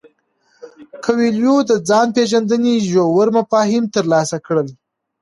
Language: Pashto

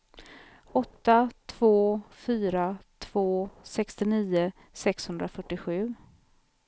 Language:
Swedish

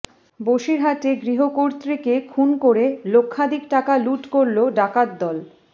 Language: Bangla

